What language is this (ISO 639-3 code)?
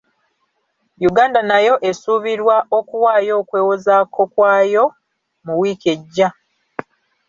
lug